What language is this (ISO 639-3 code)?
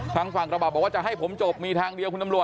tha